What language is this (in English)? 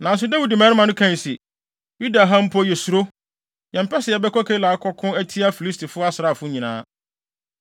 Akan